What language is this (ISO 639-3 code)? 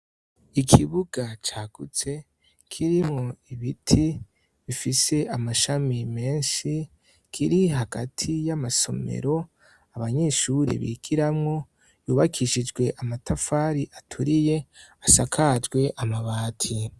run